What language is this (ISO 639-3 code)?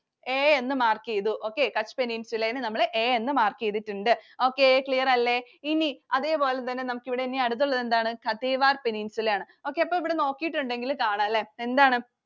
mal